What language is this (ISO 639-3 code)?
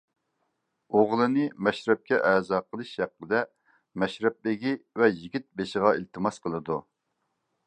uig